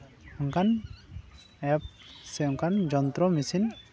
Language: Santali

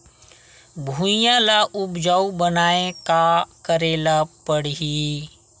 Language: Chhattisgarhi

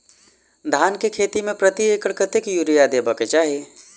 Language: Maithili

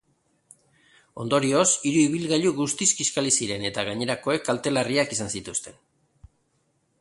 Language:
Basque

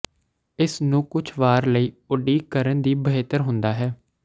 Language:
Punjabi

